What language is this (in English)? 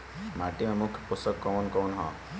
Bhojpuri